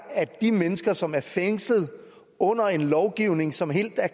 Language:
Danish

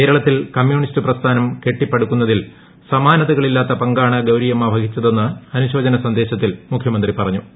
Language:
Malayalam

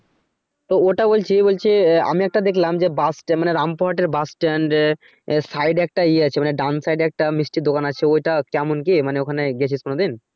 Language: Bangla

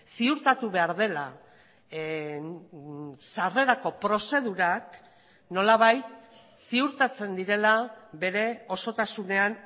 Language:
Basque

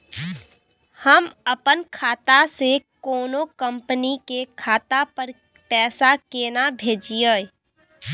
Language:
Maithili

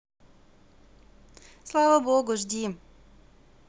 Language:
Russian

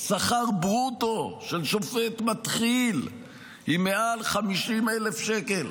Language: Hebrew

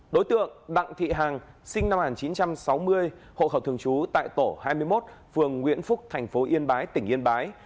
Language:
Vietnamese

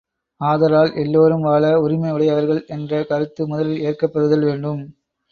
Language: Tamil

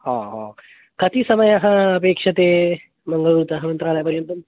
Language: Sanskrit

